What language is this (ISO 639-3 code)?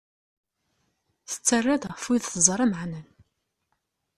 kab